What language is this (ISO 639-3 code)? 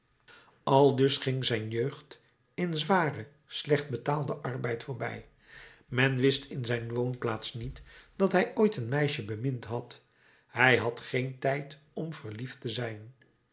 nld